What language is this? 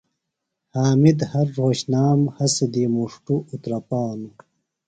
Phalura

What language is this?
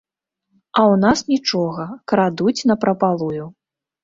Belarusian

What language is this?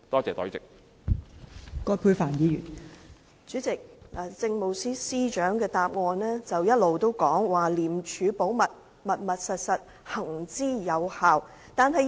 Cantonese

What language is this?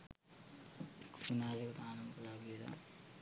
Sinhala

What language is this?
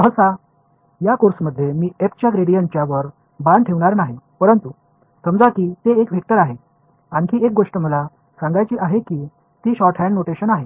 Marathi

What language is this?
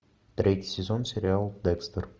Russian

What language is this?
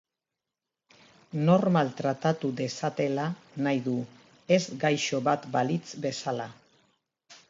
Basque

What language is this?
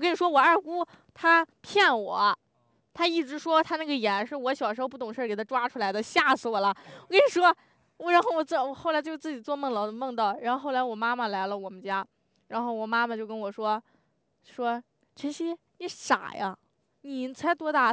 Chinese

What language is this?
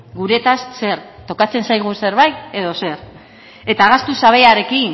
Basque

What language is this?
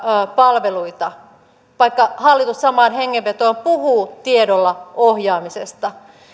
Finnish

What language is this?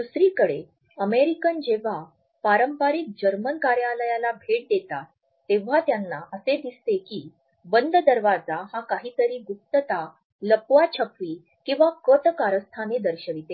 Marathi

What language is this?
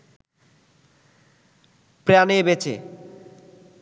Bangla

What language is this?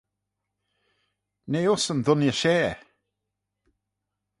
Manx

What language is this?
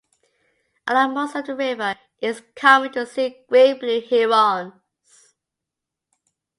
English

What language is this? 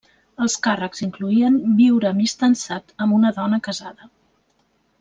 Catalan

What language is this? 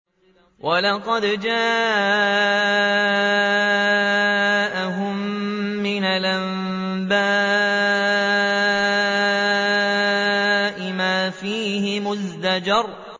Arabic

